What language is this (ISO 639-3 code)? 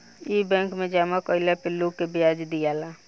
bho